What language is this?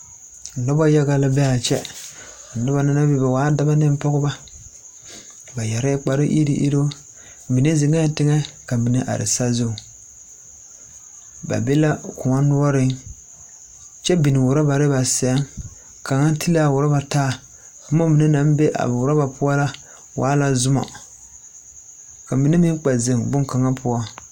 Southern Dagaare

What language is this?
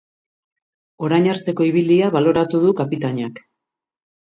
Basque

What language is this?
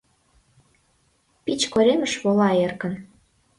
Mari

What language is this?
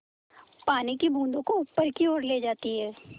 Hindi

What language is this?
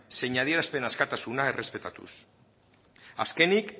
Basque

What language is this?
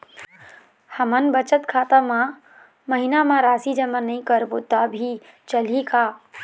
Chhattisgarhi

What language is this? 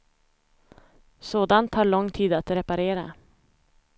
Swedish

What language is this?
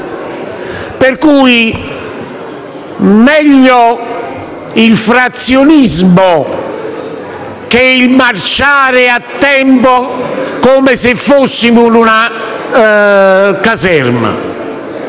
Italian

